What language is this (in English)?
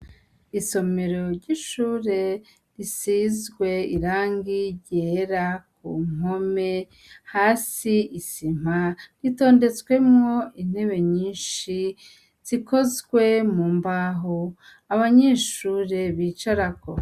Rundi